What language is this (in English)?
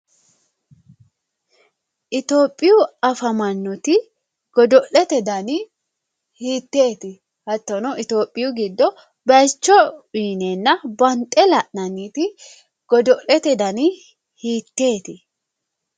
Sidamo